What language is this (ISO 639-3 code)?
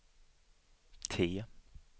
swe